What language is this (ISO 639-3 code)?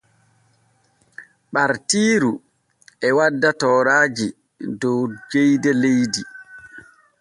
fue